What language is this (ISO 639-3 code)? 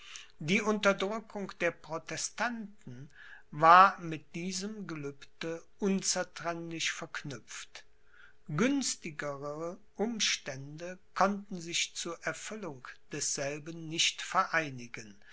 deu